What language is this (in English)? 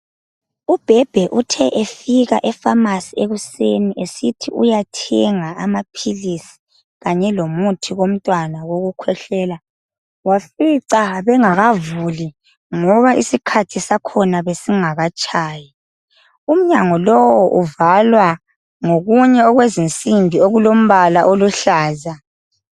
North Ndebele